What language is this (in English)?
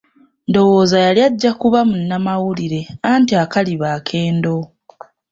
Ganda